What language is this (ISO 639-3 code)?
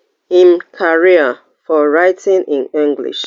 pcm